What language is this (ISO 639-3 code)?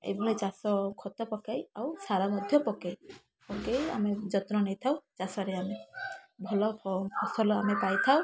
ori